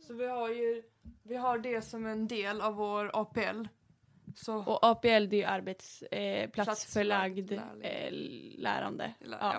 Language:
Swedish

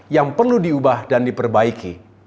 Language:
Indonesian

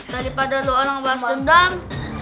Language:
Indonesian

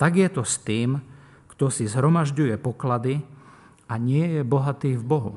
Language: Slovak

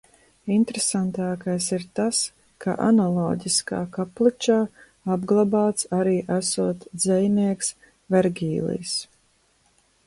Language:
Latvian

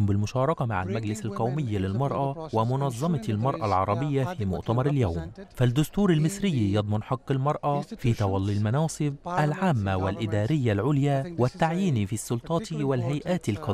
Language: Arabic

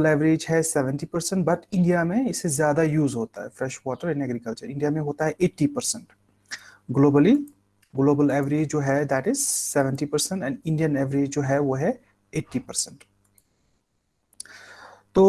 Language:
Hindi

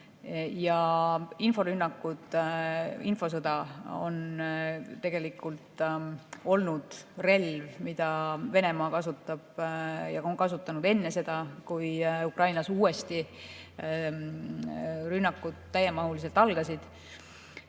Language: Estonian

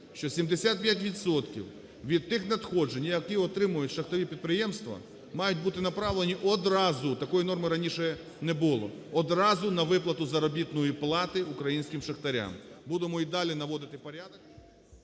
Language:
Ukrainian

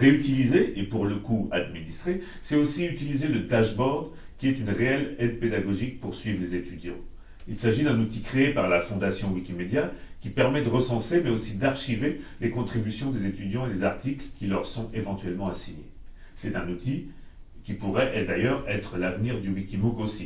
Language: French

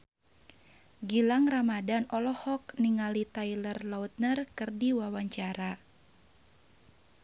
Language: Sundanese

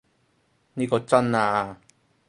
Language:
Cantonese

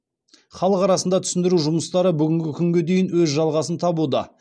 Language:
Kazakh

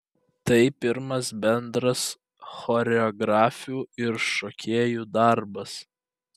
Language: Lithuanian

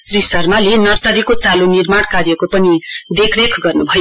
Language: Nepali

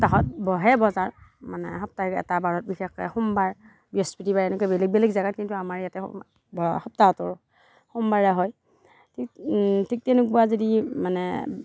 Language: Assamese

